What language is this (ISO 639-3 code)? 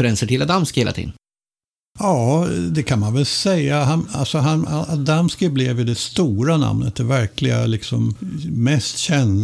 swe